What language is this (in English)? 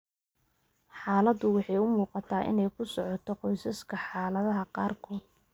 Somali